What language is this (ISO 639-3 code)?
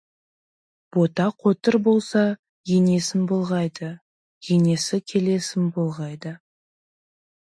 kaz